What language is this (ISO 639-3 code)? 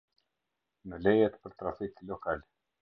sqi